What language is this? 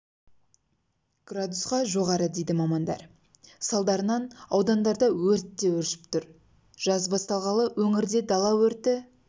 Kazakh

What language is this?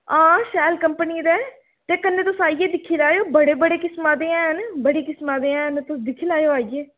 Dogri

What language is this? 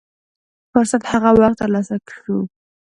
Pashto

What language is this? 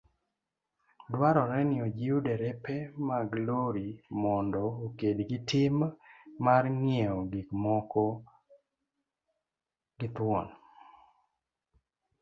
Luo (Kenya and Tanzania)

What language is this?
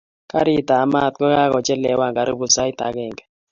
Kalenjin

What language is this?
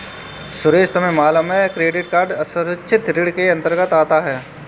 Hindi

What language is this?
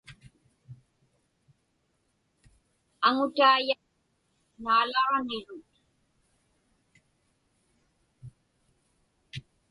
Inupiaq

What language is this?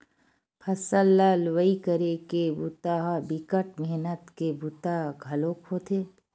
Chhattisgarhi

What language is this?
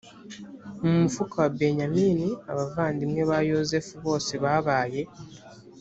Kinyarwanda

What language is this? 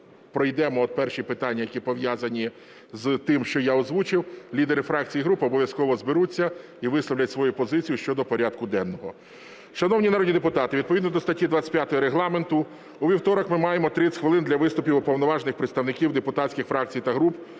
Ukrainian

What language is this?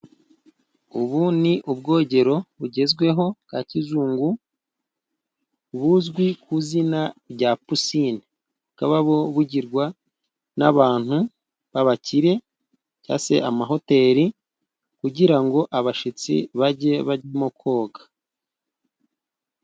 Kinyarwanda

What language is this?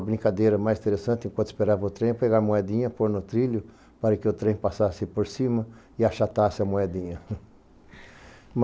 Portuguese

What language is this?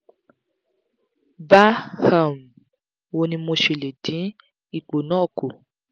Yoruba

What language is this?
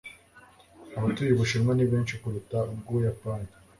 Kinyarwanda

